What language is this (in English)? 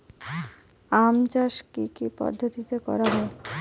Bangla